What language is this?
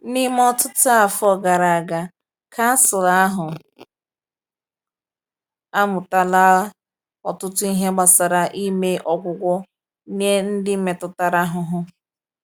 Igbo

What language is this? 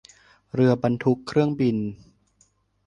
Thai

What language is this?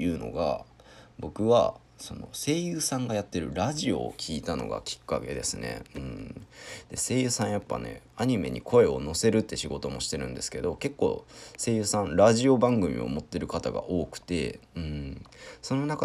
Japanese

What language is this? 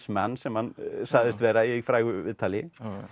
Icelandic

